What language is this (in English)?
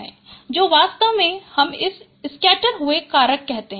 Hindi